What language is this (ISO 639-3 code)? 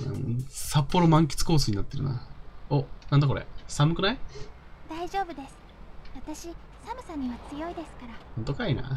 jpn